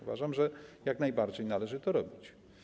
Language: Polish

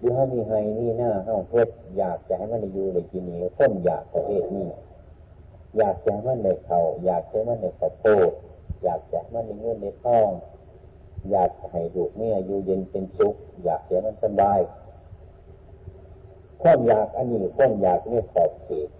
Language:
Thai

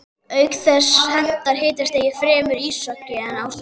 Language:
Icelandic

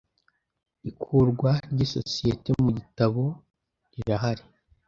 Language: Kinyarwanda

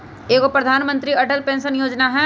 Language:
Magahi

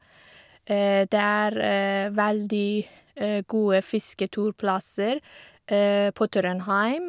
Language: Norwegian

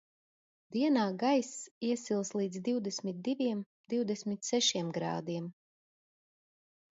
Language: Latvian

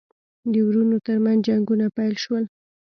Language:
Pashto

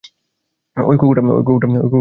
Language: Bangla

